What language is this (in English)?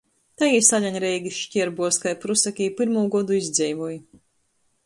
Latgalian